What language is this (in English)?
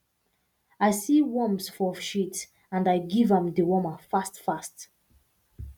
Nigerian Pidgin